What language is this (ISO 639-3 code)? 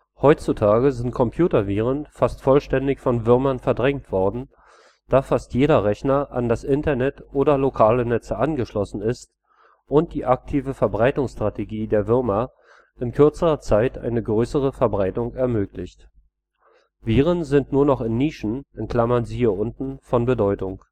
deu